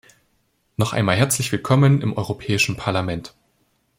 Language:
German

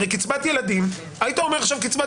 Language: Hebrew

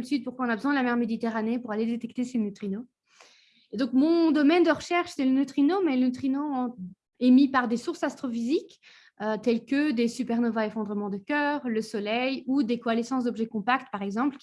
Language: French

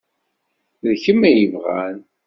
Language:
Kabyle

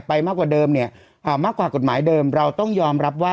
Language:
Thai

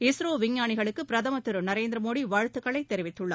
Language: Tamil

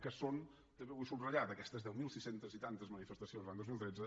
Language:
Catalan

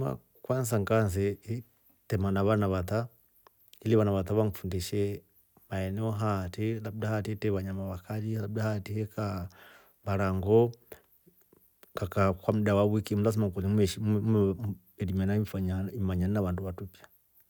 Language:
Rombo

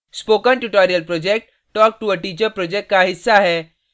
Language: Hindi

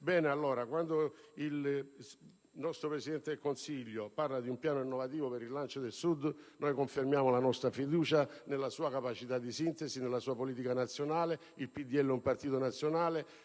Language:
Italian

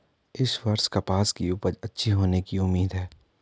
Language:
Hindi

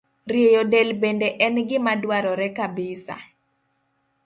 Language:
Luo (Kenya and Tanzania)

